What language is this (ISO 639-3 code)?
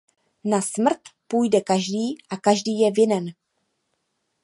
ces